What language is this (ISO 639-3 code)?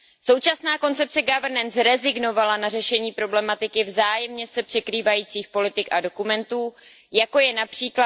ces